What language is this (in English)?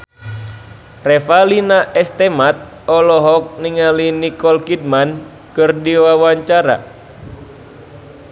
Sundanese